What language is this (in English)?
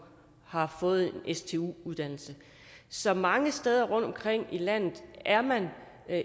Danish